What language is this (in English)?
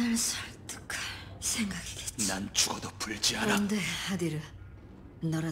Korean